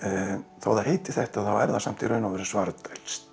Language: Icelandic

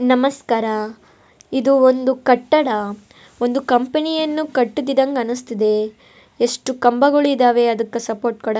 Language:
Kannada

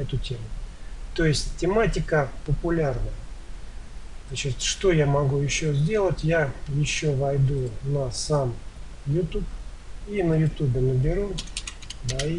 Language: Russian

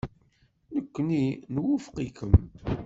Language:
Kabyle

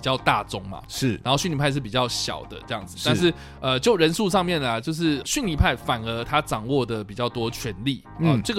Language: Chinese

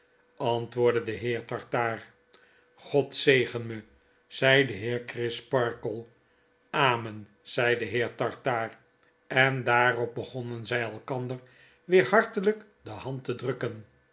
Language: Dutch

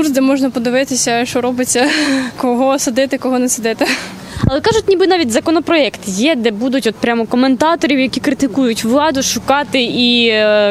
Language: Ukrainian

